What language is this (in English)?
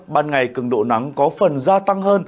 Vietnamese